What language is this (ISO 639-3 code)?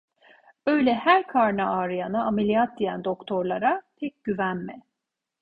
tur